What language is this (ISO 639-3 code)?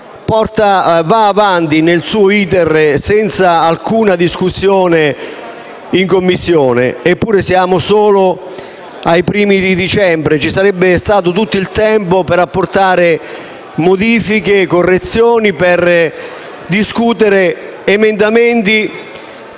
ita